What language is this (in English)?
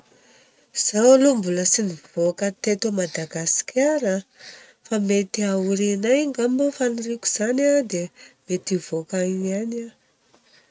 Southern Betsimisaraka Malagasy